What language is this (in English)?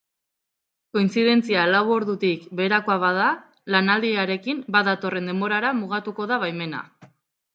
Basque